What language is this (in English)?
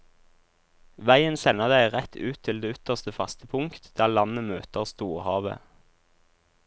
Norwegian